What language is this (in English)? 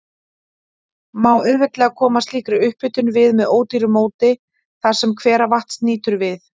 Icelandic